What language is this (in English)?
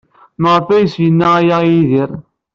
Kabyle